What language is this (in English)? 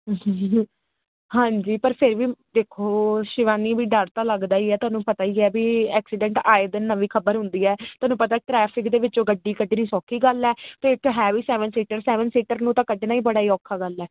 Punjabi